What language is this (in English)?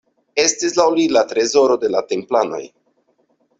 Esperanto